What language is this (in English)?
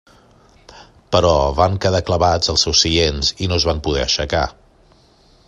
Catalan